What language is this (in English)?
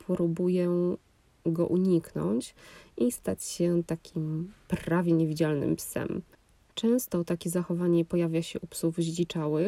Polish